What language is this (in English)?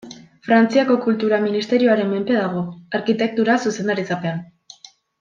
Basque